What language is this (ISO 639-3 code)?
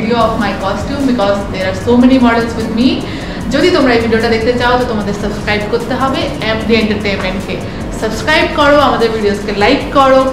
ara